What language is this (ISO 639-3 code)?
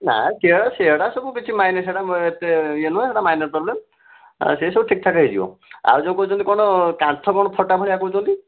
ori